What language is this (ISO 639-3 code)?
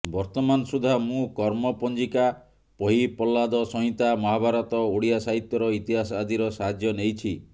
ori